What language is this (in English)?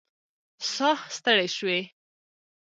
Pashto